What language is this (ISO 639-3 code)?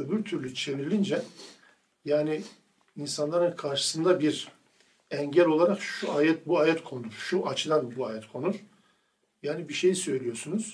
tur